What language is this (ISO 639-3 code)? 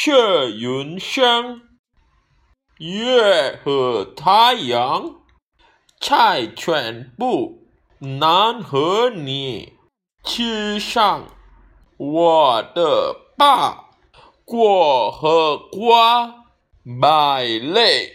zho